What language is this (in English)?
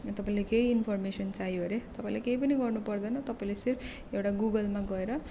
Nepali